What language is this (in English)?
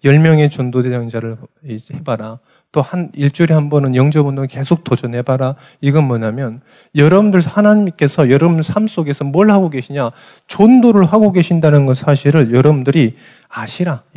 Korean